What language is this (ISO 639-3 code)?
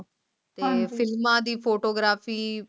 pan